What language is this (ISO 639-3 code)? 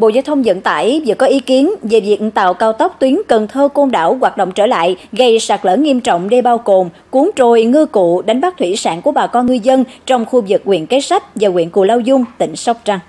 vie